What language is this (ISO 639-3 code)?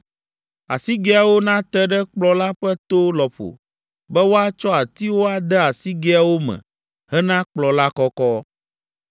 ewe